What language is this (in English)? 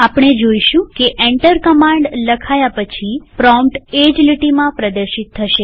Gujarati